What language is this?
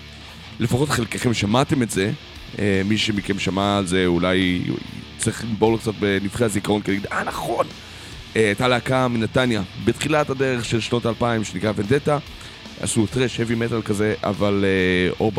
Hebrew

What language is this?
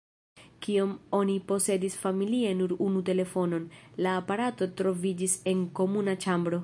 Esperanto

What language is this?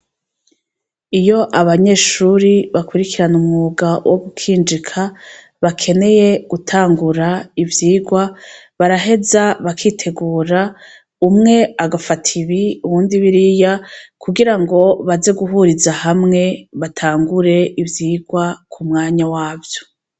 Rundi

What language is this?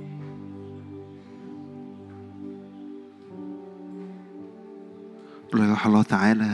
Arabic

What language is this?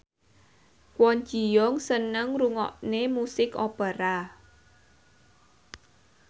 Javanese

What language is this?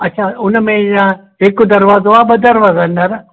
Sindhi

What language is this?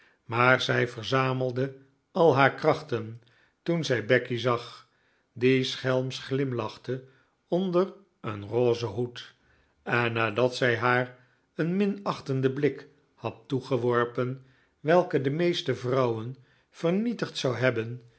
Dutch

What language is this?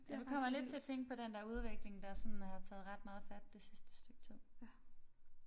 Danish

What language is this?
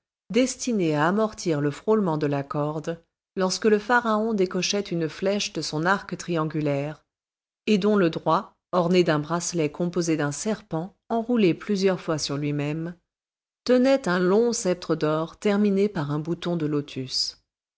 French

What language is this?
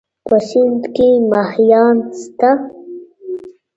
Pashto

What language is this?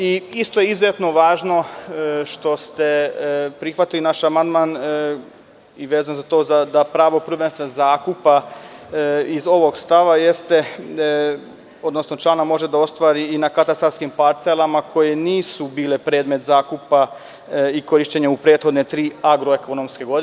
Serbian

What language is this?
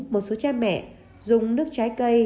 Vietnamese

